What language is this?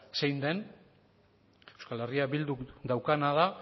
Basque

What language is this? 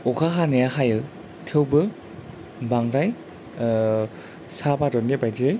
Bodo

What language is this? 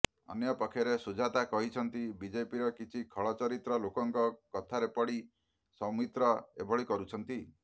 Odia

